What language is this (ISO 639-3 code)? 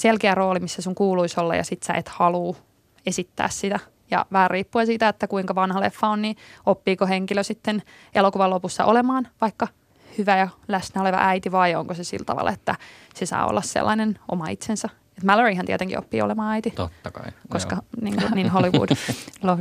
fin